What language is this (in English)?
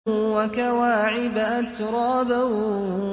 Arabic